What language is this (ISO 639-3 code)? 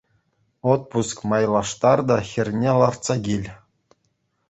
chv